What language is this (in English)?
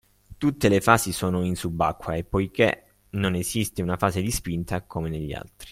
Italian